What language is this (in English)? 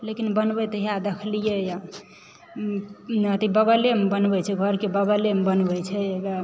Maithili